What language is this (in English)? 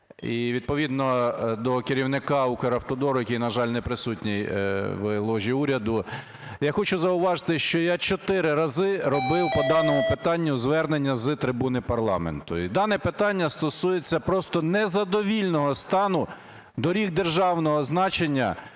Ukrainian